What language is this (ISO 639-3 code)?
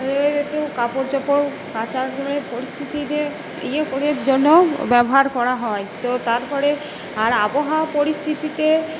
ben